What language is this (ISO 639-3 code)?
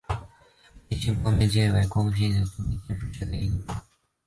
zho